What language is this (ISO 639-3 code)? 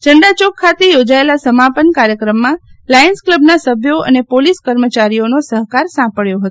guj